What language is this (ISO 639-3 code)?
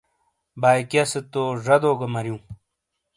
scl